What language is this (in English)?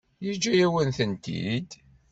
Kabyle